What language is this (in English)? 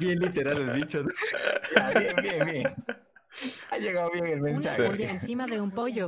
Spanish